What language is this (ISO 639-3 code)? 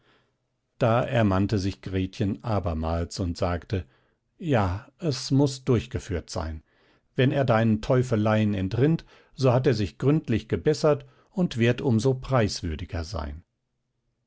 deu